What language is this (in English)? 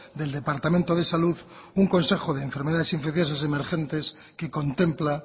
Spanish